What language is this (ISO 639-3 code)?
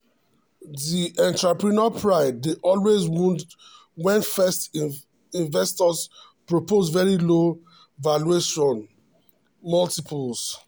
pcm